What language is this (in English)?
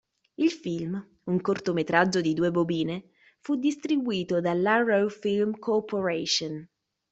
Italian